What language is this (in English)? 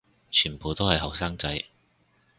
Cantonese